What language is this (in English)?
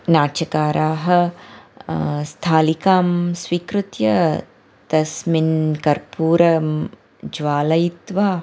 Sanskrit